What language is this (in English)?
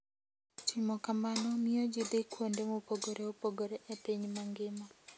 Luo (Kenya and Tanzania)